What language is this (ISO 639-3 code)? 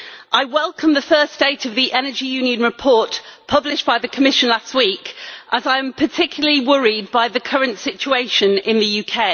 eng